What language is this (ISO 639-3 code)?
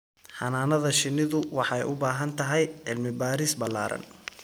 som